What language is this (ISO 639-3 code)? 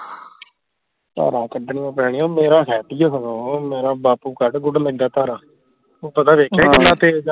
pan